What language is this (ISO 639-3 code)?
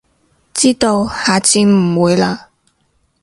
yue